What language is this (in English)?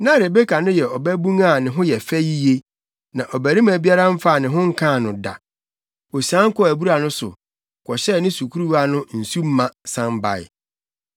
Akan